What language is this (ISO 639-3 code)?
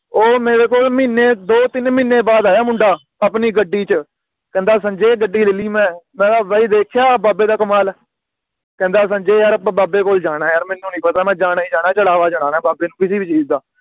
pan